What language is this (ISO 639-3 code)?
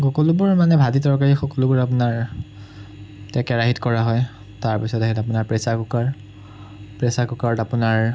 asm